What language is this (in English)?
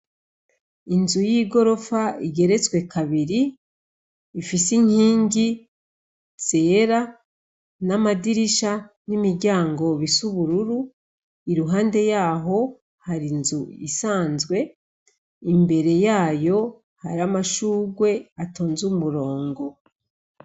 Rundi